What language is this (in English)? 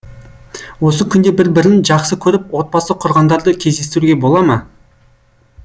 Kazakh